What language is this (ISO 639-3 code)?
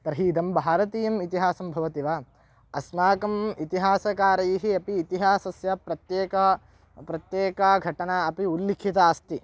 san